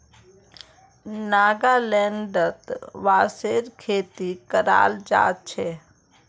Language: Magahi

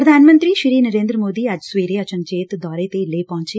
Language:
Punjabi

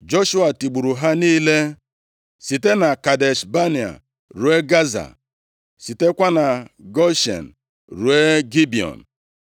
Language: Igbo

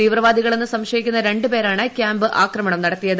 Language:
Malayalam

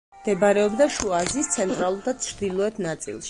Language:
Georgian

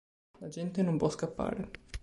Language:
Italian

